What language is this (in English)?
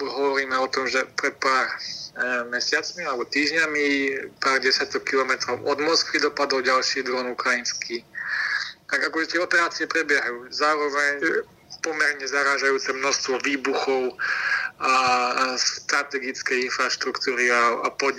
Slovak